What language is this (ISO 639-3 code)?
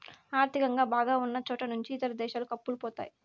tel